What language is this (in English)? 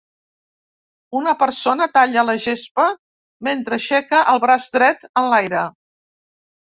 Catalan